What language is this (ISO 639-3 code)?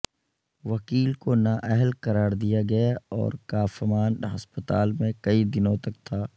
urd